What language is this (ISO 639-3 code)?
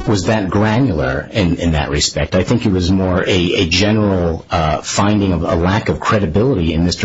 eng